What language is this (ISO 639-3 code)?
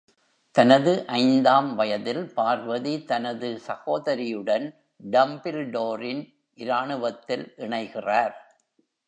tam